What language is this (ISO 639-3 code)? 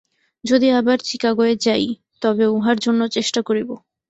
ben